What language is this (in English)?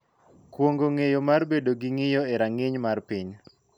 Luo (Kenya and Tanzania)